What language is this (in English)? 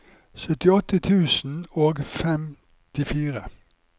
Norwegian